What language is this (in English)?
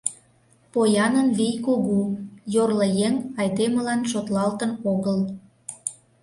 Mari